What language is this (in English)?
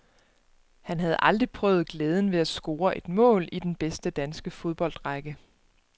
Danish